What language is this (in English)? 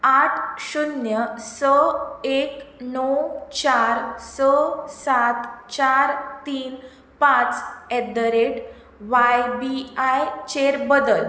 Konkani